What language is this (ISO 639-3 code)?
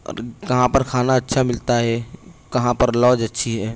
urd